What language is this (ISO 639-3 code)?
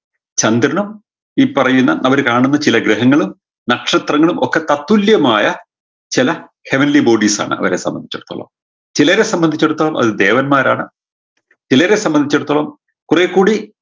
mal